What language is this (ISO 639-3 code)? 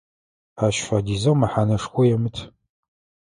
ady